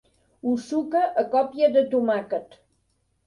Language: Catalan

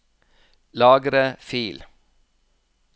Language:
Norwegian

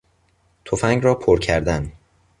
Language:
Persian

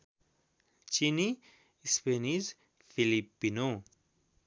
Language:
Nepali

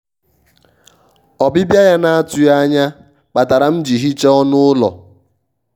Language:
Igbo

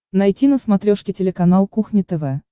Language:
Russian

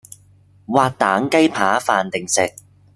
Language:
Cantonese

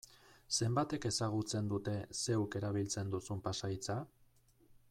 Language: Basque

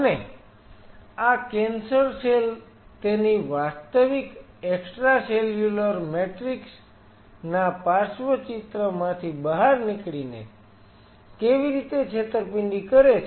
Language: Gujarati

